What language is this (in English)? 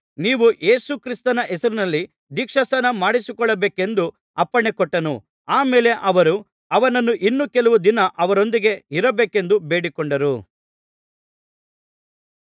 Kannada